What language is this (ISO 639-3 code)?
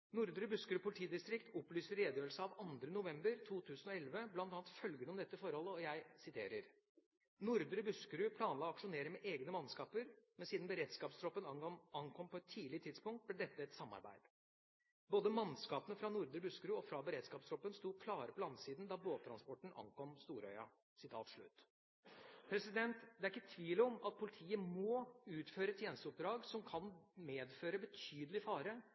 nob